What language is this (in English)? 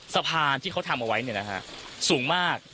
Thai